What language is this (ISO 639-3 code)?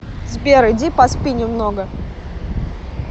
rus